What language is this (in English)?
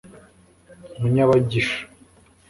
Kinyarwanda